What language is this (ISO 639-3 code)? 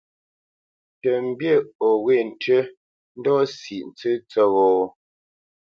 bce